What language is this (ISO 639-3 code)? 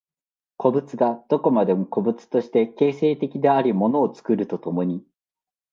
jpn